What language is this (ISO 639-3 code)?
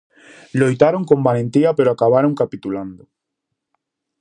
glg